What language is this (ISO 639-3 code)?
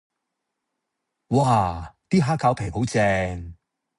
yue